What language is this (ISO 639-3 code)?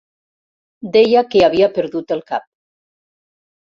cat